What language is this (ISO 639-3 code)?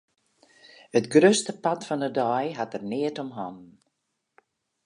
fry